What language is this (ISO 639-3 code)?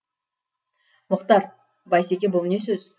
kaz